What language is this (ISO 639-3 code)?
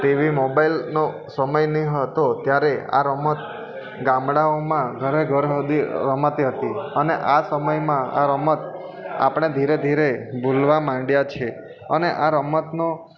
guj